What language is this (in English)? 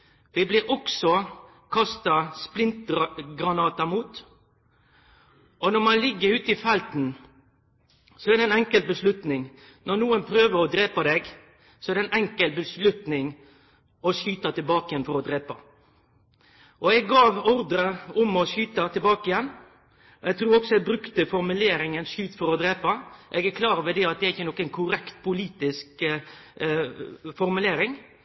Norwegian Nynorsk